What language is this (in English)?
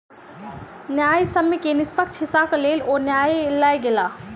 Maithili